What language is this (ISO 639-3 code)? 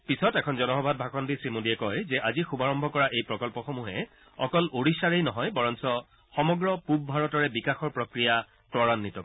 asm